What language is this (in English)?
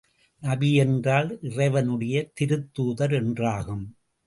Tamil